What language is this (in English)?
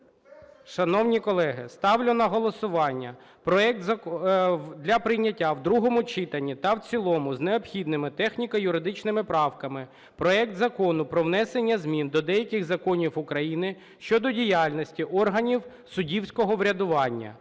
Ukrainian